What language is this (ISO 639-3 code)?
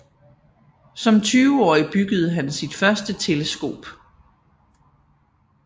dan